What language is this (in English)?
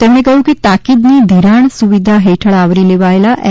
Gujarati